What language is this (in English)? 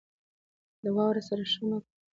Pashto